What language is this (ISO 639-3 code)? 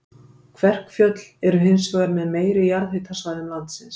isl